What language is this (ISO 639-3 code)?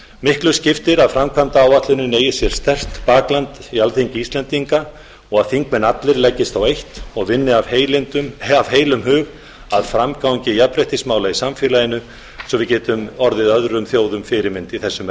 isl